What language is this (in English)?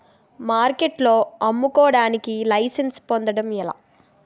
Telugu